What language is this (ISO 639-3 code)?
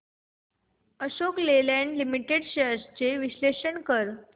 mar